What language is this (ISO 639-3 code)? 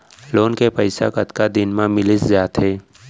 hne